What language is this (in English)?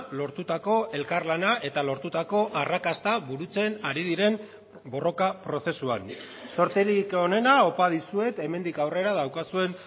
Basque